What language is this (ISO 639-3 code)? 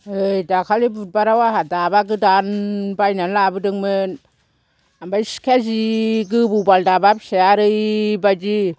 brx